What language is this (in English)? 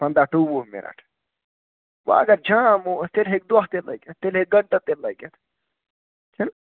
Kashmiri